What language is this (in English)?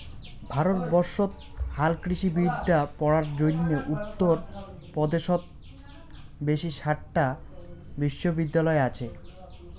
Bangla